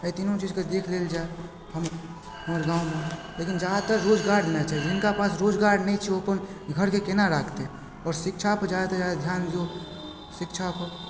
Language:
Maithili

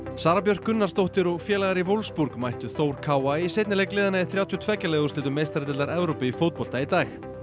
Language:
Icelandic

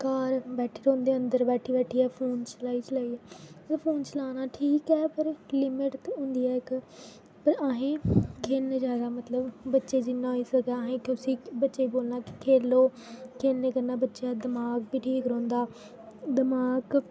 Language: Dogri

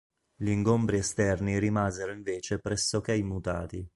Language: Italian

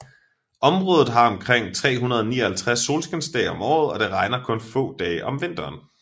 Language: Danish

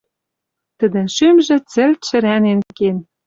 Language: Western Mari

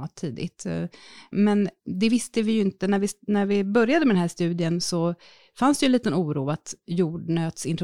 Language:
Swedish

